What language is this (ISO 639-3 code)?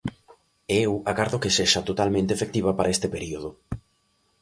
glg